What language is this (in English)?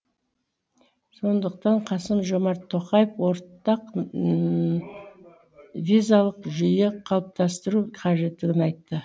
Kazakh